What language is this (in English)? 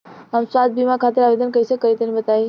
Bhojpuri